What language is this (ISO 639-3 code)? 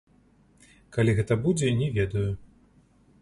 bel